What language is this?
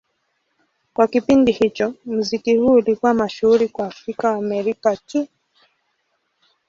Swahili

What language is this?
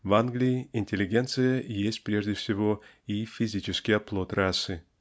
Russian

